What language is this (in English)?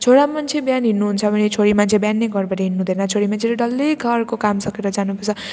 Nepali